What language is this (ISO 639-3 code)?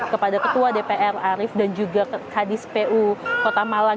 ind